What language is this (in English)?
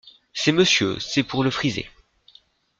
French